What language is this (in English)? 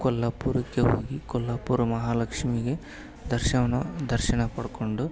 Kannada